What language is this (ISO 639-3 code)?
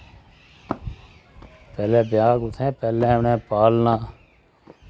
doi